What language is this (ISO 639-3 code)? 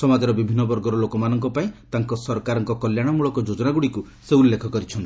ori